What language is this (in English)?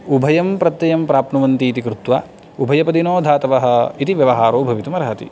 Sanskrit